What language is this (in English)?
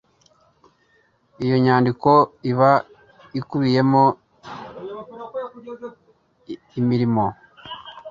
Kinyarwanda